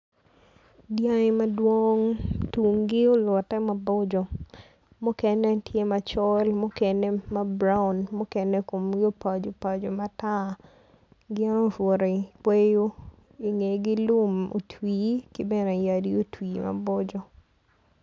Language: Acoli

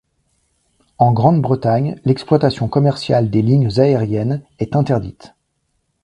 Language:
French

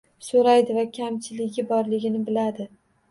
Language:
Uzbek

